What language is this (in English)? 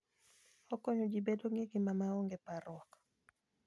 Luo (Kenya and Tanzania)